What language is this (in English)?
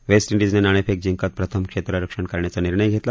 Marathi